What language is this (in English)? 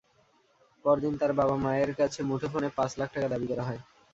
Bangla